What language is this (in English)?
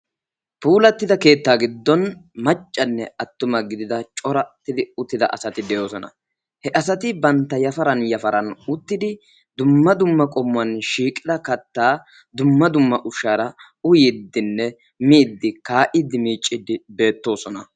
Wolaytta